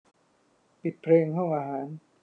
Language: Thai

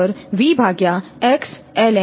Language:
Gujarati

